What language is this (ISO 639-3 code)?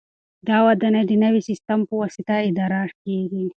pus